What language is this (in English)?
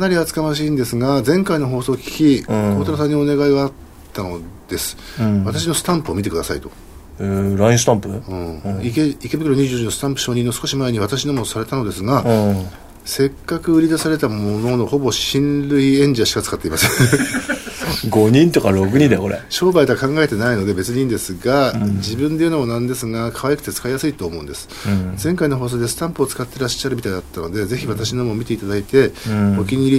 Japanese